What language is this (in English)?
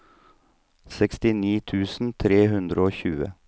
Norwegian